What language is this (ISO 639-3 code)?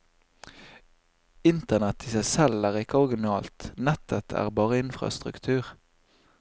nor